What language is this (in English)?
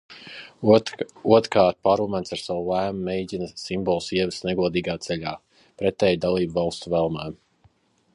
Latvian